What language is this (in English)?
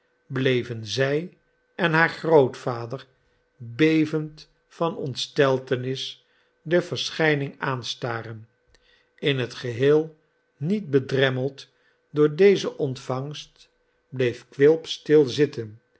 Dutch